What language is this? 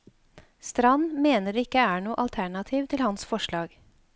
Norwegian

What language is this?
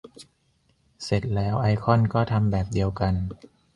Thai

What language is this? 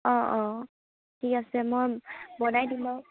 Assamese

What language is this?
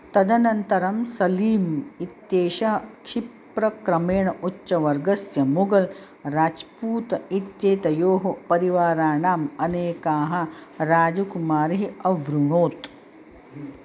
Sanskrit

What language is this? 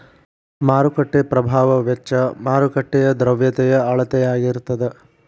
Kannada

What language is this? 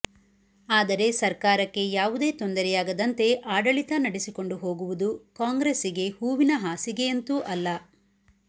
Kannada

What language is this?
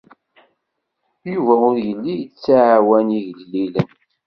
Kabyle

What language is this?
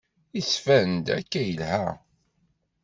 Kabyle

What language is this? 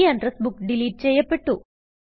Malayalam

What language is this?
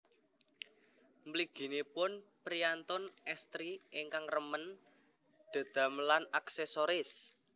Javanese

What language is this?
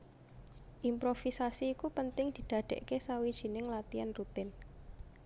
Javanese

